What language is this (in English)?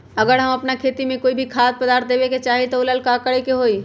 Magahi